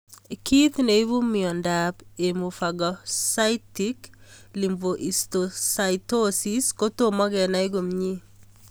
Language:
Kalenjin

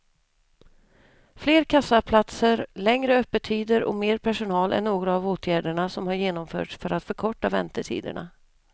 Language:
Swedish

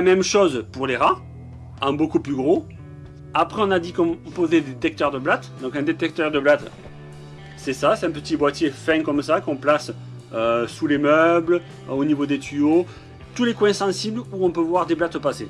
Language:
French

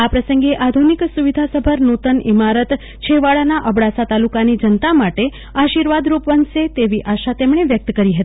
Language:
Gujarati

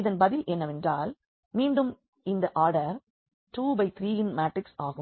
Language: Tamil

